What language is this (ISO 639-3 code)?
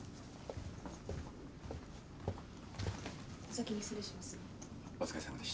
jpn